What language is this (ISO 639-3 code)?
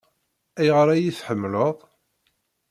kab